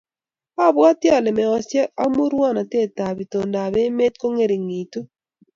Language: Kalenjin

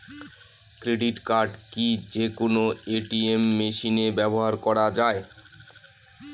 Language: Bangla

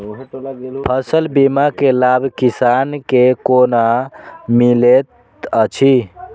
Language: Maithili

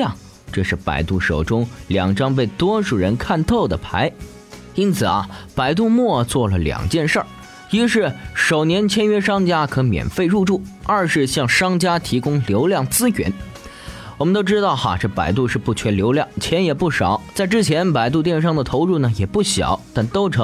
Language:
Chinese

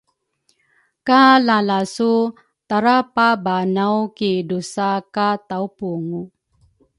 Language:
Rukai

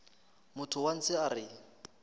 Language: Northern Sotho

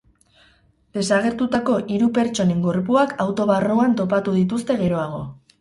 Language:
Basque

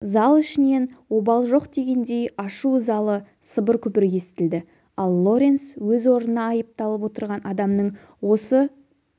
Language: Kazakh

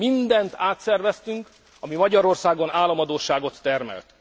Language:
Hungarian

